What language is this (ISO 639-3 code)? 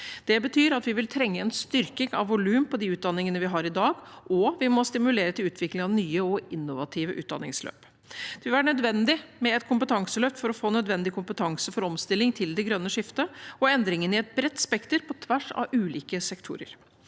nor